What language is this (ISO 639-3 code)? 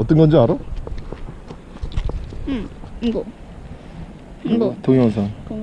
kor